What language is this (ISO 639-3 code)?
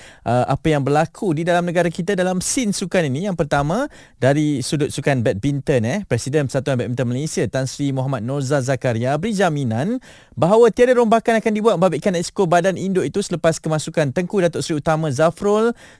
msa